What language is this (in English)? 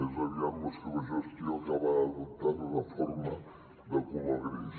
Catalan